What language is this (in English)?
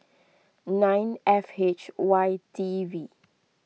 English